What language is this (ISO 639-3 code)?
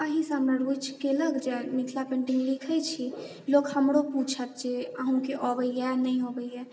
mai